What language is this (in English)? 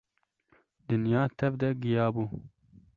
Kurdish